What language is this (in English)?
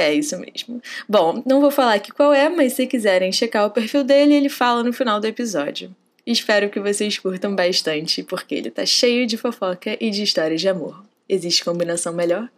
Portuguese